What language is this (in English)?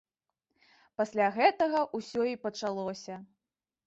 Belarusian